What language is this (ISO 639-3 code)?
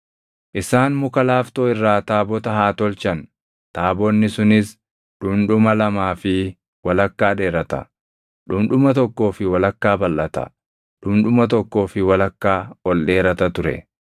orm